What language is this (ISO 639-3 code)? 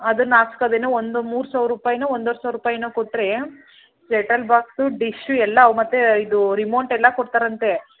kan